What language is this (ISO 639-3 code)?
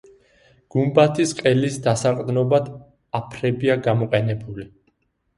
kat